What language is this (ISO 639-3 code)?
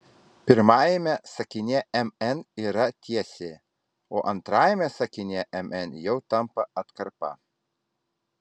lit